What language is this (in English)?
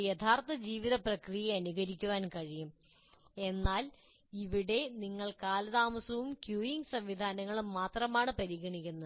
Malayalam